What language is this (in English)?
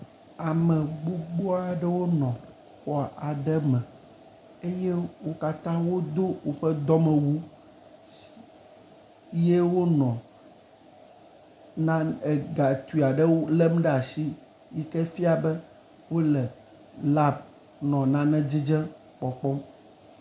Ewe